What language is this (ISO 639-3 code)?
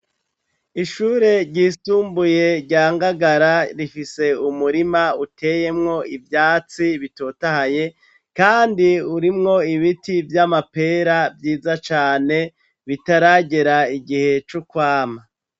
run